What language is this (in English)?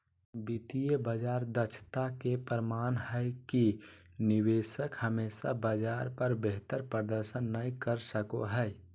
Magahi